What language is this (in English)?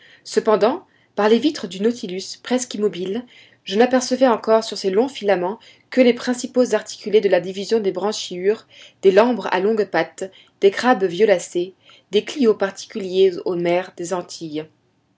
French